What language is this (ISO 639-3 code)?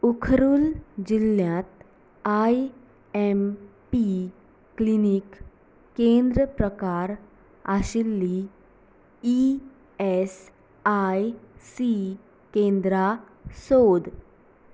kok